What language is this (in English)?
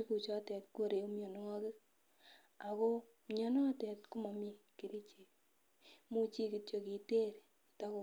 Kalenjin